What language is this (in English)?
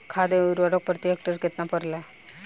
Bhojpuri